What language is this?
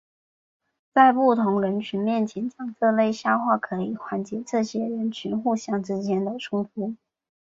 Chinese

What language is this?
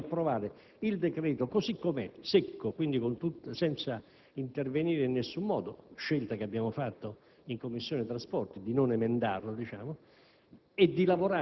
Italian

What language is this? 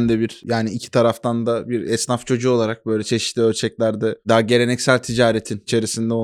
Turkish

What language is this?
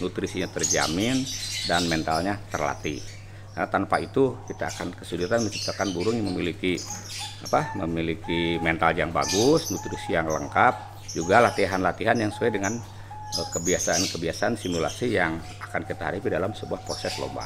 Indonesian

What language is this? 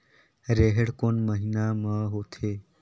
Chhattisgarhi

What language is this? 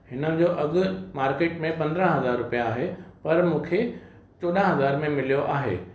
Sindhi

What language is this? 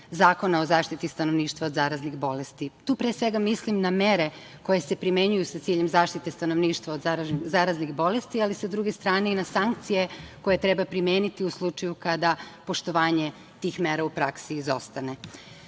Serbian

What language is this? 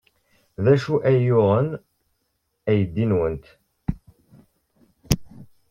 Kabyle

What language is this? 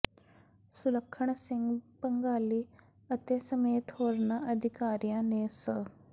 Punjabi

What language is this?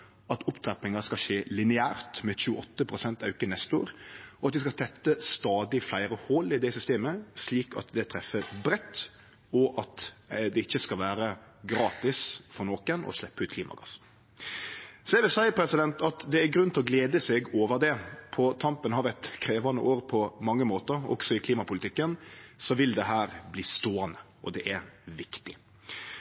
Norwegian Nynorsk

